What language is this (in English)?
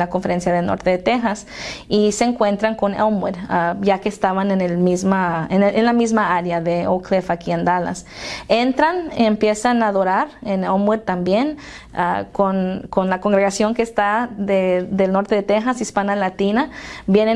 Spanish